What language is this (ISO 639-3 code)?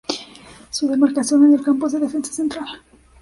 spa